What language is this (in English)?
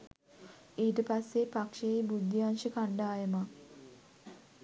Sinhala